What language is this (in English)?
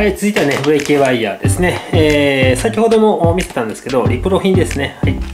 Japanese